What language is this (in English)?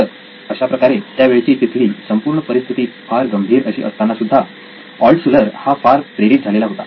Marathi